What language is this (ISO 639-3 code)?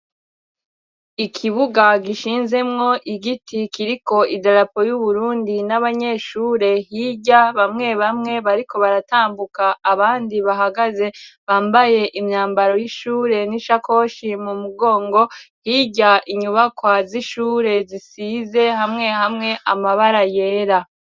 run